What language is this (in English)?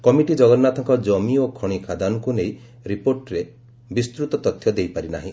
Odia